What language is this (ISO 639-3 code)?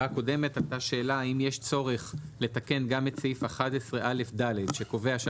heb